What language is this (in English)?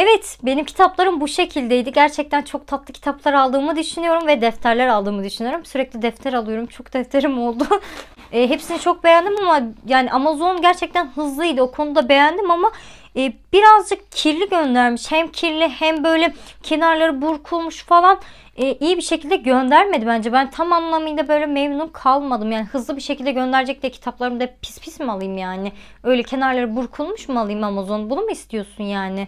Turkish